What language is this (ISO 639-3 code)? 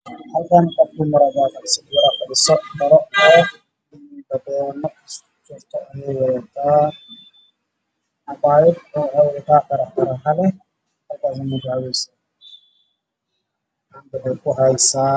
som